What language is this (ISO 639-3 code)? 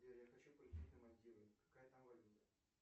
rus